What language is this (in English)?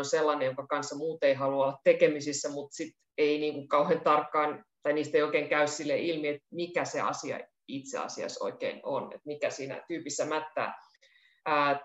Finnish